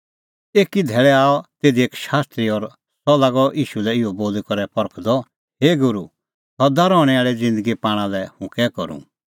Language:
Kullu Pahari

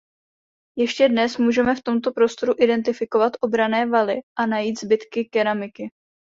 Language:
Czech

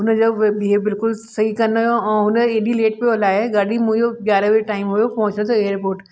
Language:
Sindhi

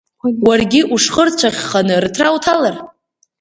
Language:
Abkhazian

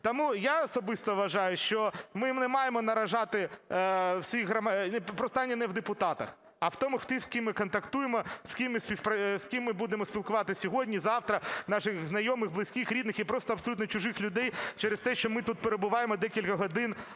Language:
Ukrainian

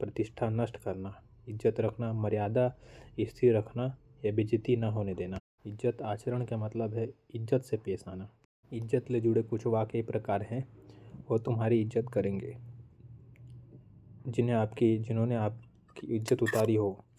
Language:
Korwa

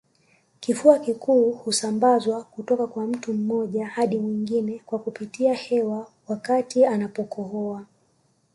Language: Swahili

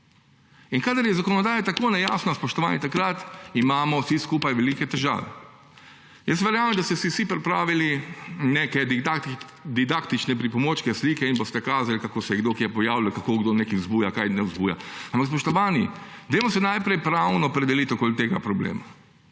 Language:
Slovenian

